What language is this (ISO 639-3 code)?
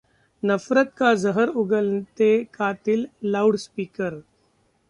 hin